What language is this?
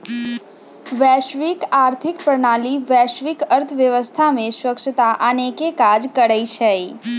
Magahi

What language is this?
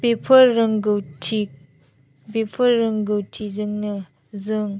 Bodo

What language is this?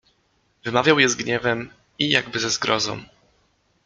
Polish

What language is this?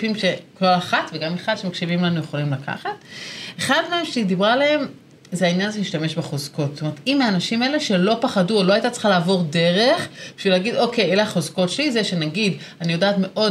Hebrew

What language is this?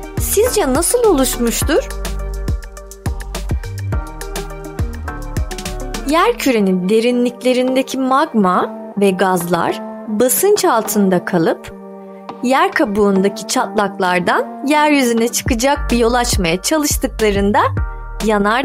Turkish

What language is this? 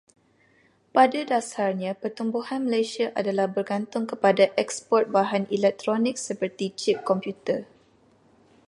Malay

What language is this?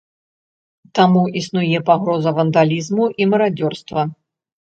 Belarusian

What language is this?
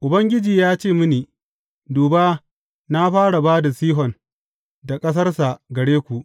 Hausa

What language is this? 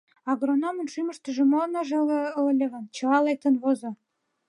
Mari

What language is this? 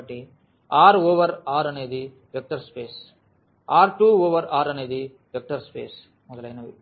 Telugu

